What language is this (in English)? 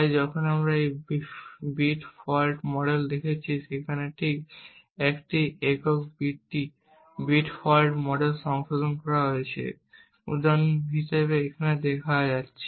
Bangla